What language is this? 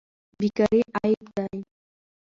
Pashto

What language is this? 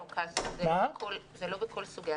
Hebrew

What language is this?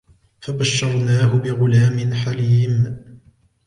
Arabic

